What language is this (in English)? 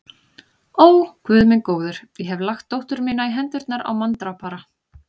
Icelandic